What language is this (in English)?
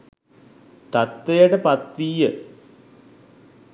Sinhala